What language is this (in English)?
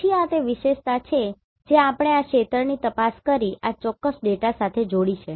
Gujarati